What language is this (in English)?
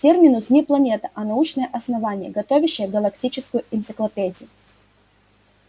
Russian